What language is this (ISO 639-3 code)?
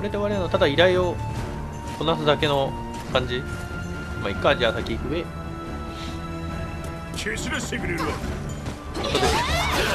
jpn